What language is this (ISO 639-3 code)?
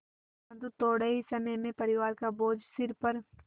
hin